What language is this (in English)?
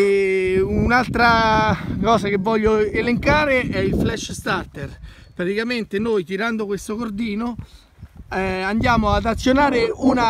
Italian